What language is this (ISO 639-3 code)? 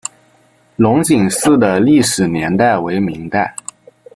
zho